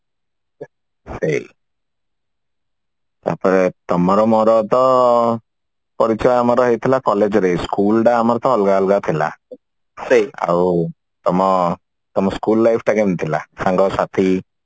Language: Odia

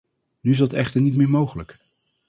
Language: Dutch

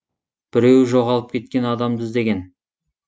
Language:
Kazakh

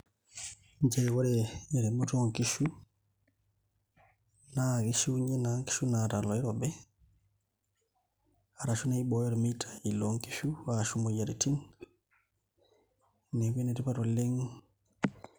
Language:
Masai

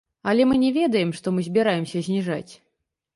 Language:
Belarusian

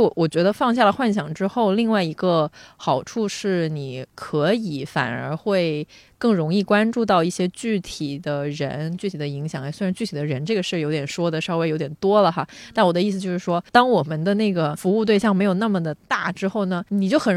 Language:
Chinese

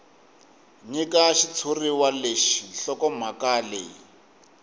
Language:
Tsonga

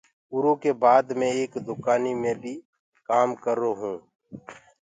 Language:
Gurgula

